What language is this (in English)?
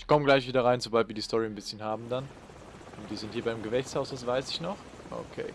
German